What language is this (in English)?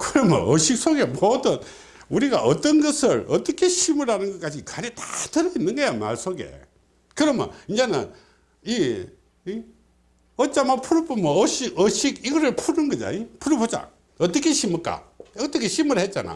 Korean